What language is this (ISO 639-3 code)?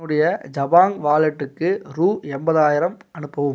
tam